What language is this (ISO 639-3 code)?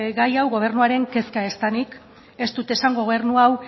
eus